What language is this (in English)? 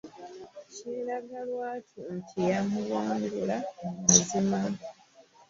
Ganda